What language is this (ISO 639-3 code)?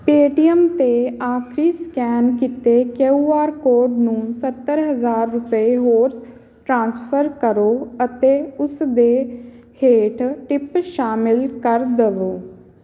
pan